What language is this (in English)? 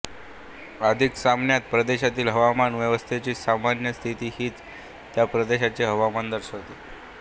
Marathi